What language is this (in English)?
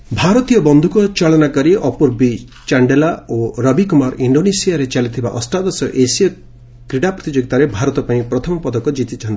Odia